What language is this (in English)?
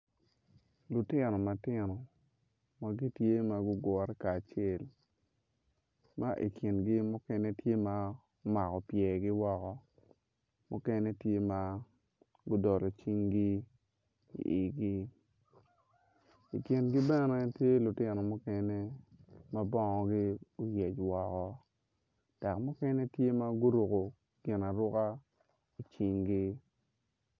Acoli